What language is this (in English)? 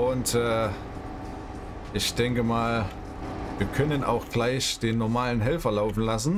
German